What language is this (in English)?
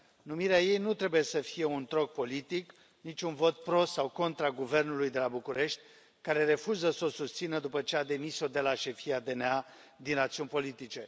Romanian